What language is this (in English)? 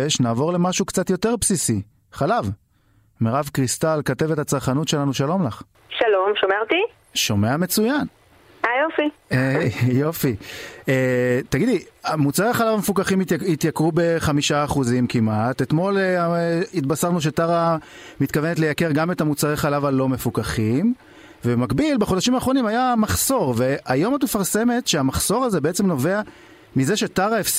Hebrew